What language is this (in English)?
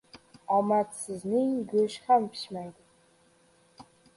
Uzbek